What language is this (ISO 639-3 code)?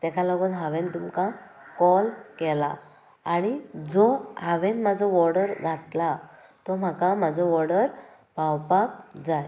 kok